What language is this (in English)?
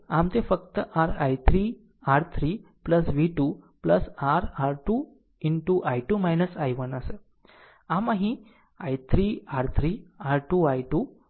Gujarati